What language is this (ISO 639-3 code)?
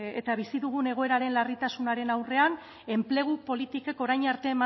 eus